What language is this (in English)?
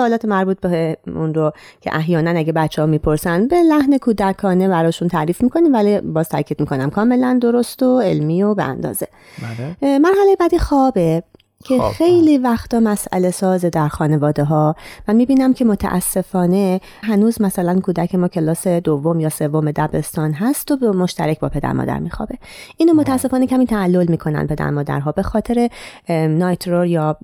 Persian